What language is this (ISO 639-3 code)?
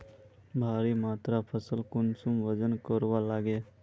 mag